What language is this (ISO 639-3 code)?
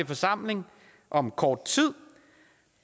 dan